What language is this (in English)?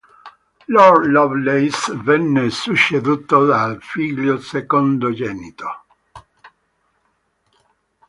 Italian